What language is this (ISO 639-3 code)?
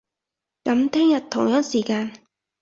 yue